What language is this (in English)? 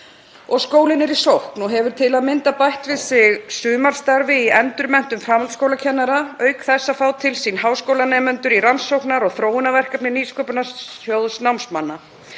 Icelandic